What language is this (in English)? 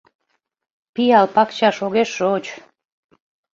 Mari